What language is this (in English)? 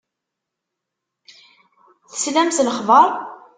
Kabyle